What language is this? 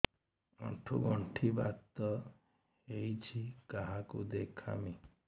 Odia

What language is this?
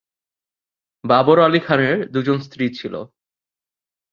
Bangla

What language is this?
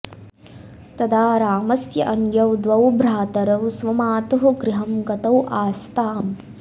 Sanskrit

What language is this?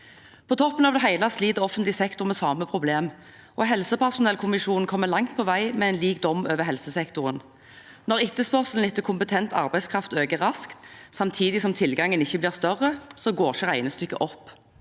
Norwegian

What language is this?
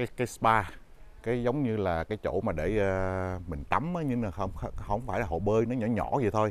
Vietnamese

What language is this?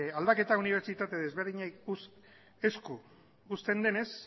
Basque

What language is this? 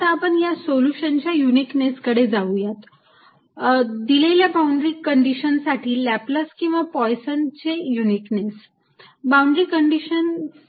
Marathi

